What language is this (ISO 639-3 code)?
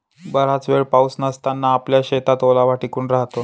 mar